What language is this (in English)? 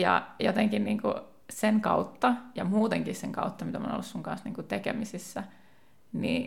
Finnish